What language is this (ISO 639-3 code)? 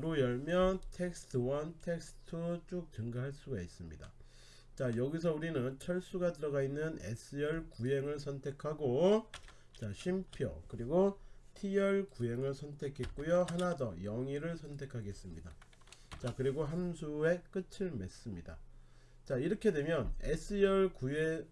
kor